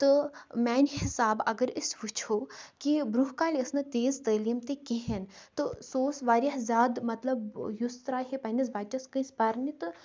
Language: Kashmiri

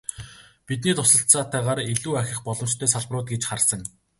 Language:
Mongolian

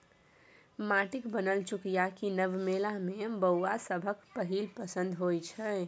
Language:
Maithili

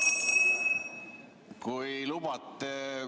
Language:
Estonian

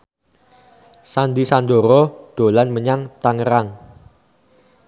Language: Javanese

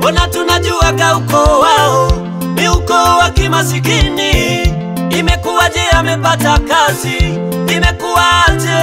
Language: Indonesian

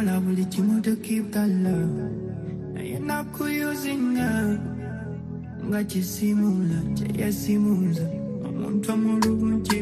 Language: Swahili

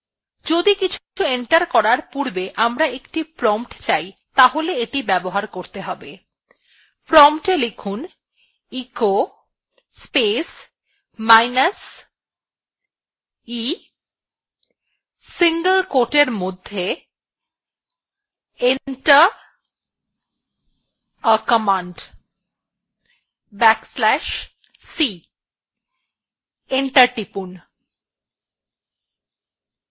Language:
Bangla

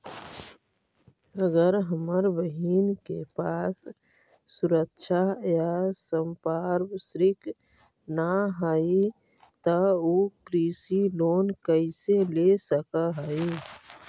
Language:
Magahi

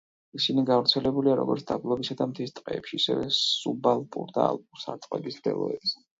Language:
Georgian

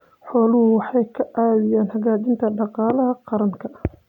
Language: Somali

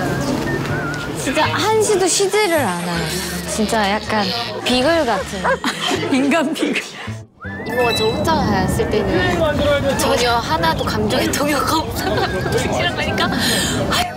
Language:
Korean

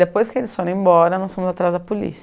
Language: Portuguese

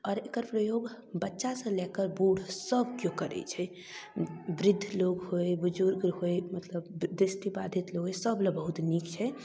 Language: Maithili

